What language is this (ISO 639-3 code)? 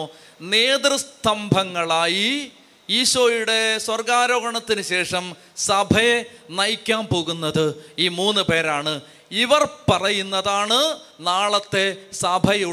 mal